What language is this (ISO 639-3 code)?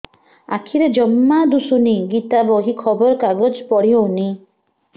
ori